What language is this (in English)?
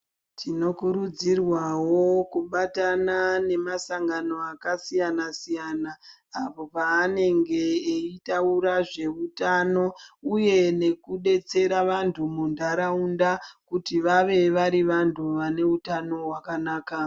Ndau